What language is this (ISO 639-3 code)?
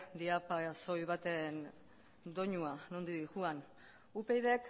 eus